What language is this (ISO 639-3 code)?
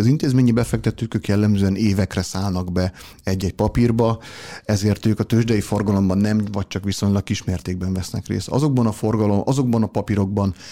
hun